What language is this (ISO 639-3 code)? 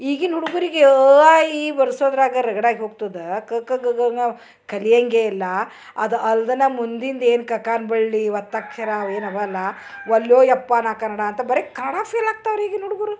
kan